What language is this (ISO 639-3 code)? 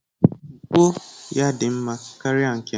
ibo